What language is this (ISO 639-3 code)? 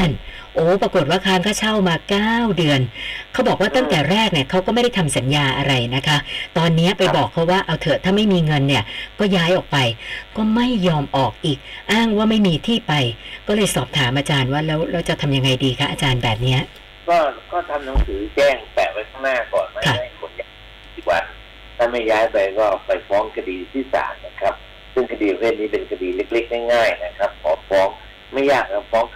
tha